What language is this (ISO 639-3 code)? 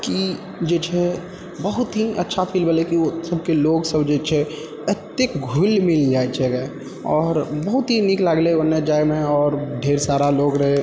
mai